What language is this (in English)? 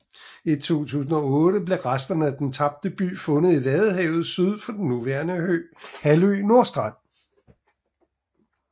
Danish